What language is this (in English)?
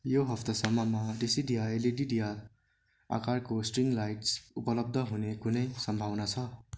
Nepali